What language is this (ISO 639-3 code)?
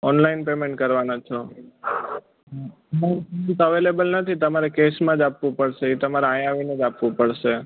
guj